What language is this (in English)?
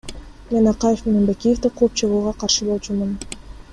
Kyrgyz